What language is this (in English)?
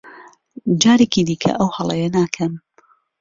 Central Kurdish